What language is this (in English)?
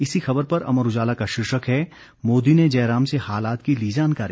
Hindi